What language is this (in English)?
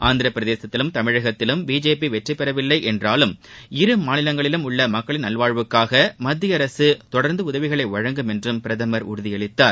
Tamil